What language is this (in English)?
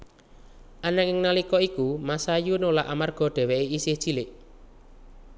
Javanese